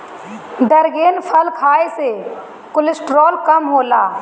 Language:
Bhojpuri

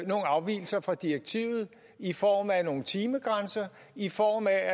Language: Danish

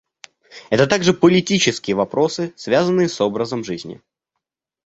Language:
Russian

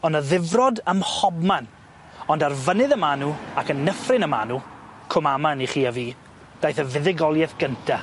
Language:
Welsh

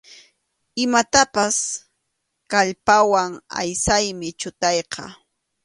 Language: Arequipa-La Unión Quechua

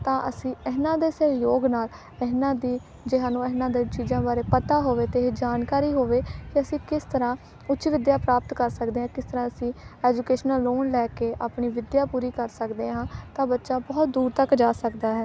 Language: Punjabi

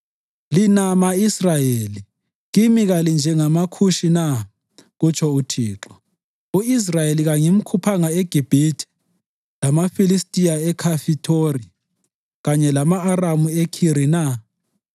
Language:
North Ndebele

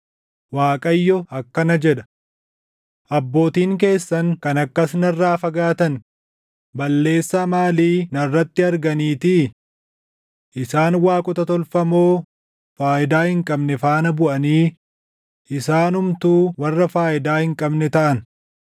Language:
Oromo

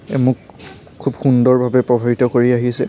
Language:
Assamese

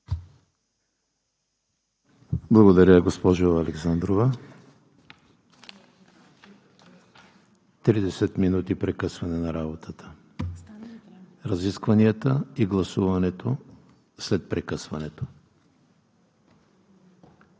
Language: Bulgarian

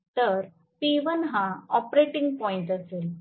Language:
Marathi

